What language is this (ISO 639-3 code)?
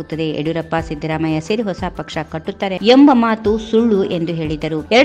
ron